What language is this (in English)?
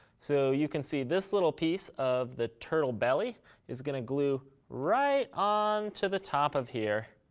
English